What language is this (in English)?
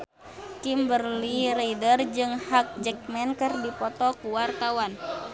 Sundanese